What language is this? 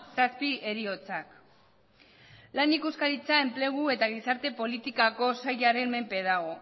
Basque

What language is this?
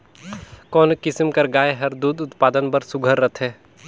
Chhattisgarhi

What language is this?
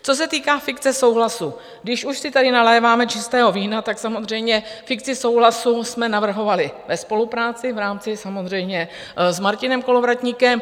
Czech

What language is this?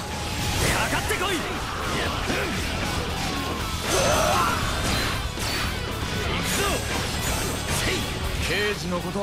Japanese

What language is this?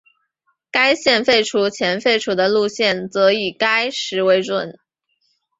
Chinese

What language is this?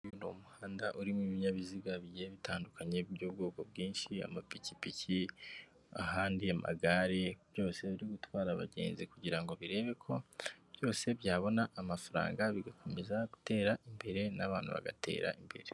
Kinyarwanda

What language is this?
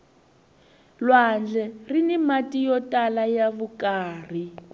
Tsonga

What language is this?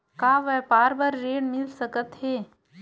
Chhattisgarhi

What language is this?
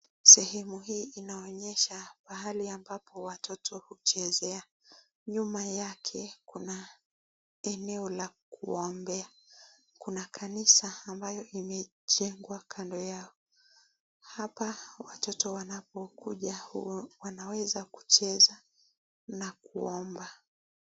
Swahili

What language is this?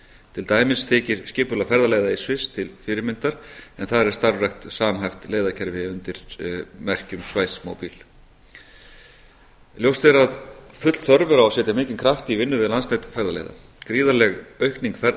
Icelandic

